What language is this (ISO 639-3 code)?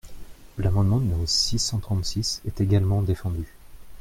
fra